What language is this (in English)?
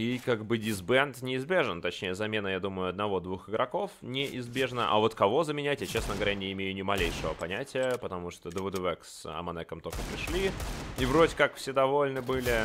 Russian